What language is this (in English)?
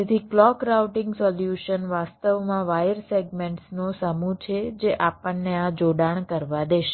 Gujarati